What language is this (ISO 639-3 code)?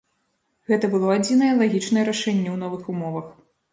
bel